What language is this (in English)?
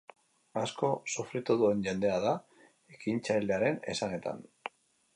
Basque